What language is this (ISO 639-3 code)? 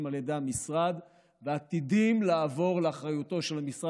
heb